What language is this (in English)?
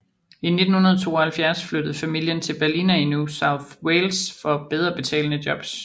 Danish